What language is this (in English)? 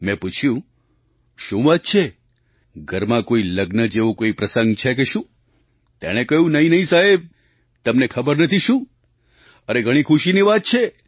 Gujarati